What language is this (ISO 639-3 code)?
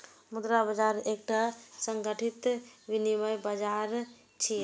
mai